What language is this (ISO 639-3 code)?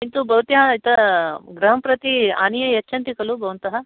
san